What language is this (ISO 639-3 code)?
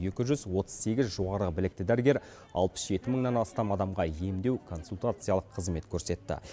kaz